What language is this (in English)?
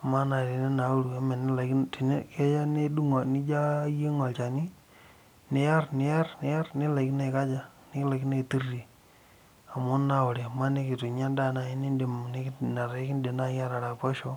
Masai